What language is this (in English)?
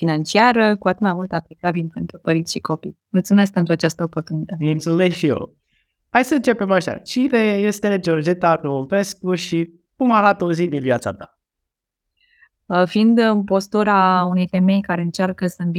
Romanian